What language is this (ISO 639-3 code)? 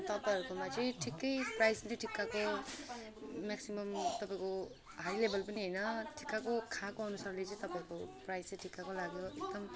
nep